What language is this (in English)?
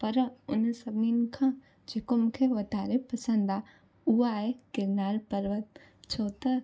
Sindhi